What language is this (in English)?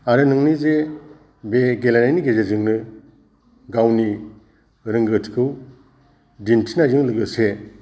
Bodo